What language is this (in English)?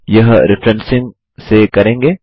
Hindi